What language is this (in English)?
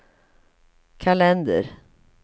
Swedish